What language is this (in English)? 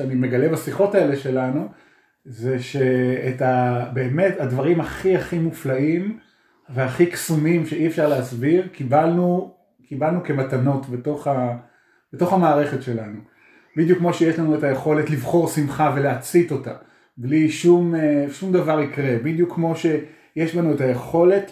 Hebrew